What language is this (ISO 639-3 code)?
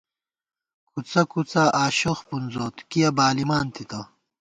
gwt